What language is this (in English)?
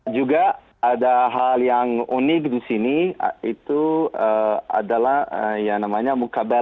Indonesian